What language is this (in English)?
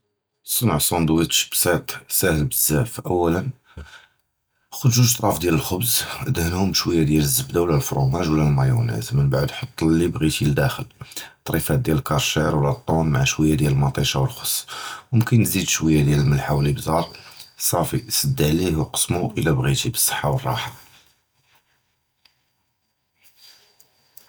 Judeo-Arabic